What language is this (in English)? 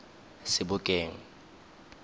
Tswana